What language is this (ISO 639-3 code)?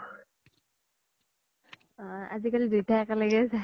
asm